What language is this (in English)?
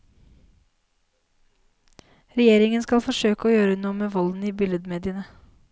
Norwegian